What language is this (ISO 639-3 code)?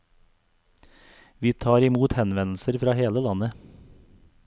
nor